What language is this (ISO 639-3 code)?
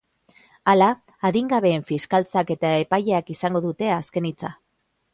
eus